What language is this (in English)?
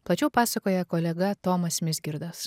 Lithuanian